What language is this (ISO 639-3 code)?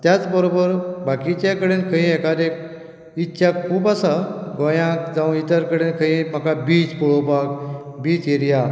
kok